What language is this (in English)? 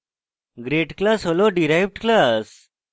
Bangla